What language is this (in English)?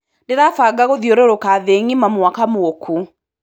Kikuyu